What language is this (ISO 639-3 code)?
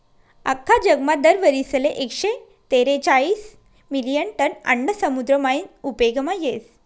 mar